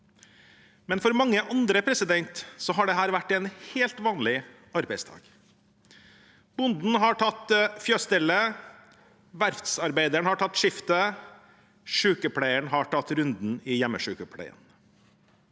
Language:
Norwegian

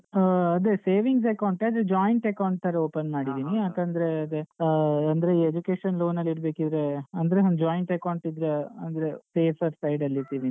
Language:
Kannada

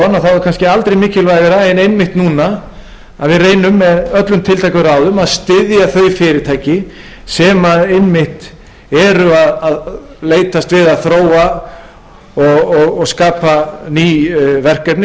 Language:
Icelandic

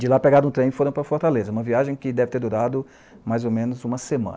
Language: Portuguese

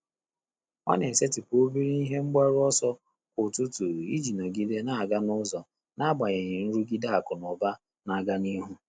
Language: Igbo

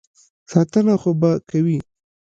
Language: Pashto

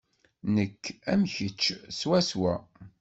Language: Kabyle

